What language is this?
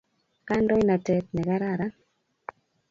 Kalenjin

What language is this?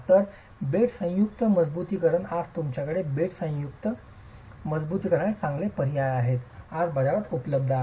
Marathi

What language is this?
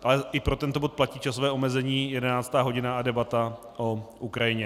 Czech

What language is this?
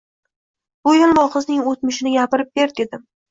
Uzbek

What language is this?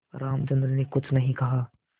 Hindi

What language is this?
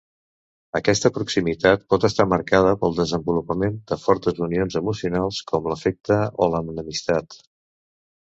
Catalan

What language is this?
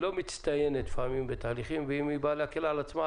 Hebrew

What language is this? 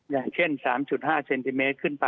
Thai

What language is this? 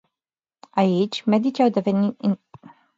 Romanian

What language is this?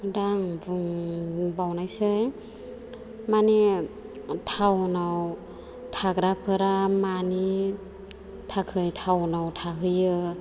Bodo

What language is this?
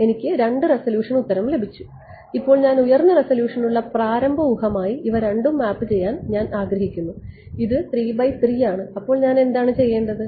Malayalam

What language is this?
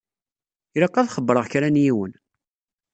Kabyle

